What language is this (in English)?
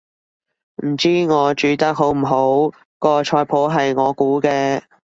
Cantonese